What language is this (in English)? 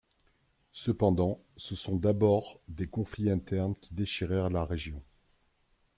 French